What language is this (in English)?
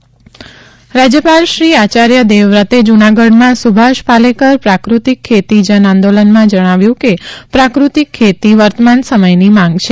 Gujarati